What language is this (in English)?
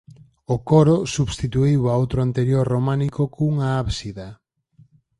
Galician